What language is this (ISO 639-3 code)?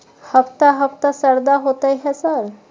mai